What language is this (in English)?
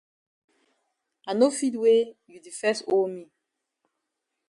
Cameroon Pidgin